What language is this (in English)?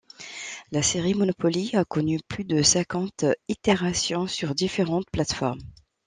French